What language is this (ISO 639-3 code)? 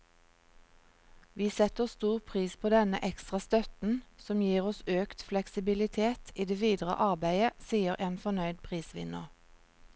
nor